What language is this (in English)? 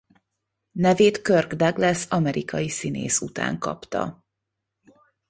Hungarian